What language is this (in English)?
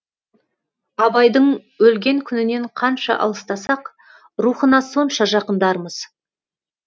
Kazakh